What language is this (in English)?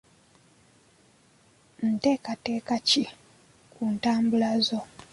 Ganda